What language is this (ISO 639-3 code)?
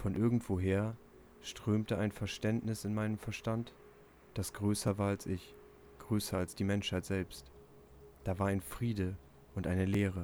deu